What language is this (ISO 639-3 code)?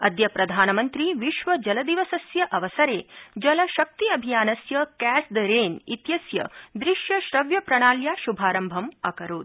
san